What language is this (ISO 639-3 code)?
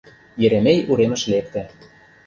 chm